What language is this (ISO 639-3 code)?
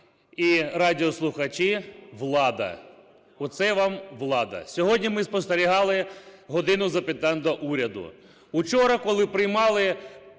ukr